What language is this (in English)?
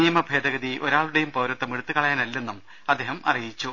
Malayalam